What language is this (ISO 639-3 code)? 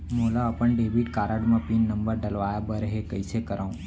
hne